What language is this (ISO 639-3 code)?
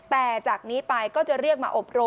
tha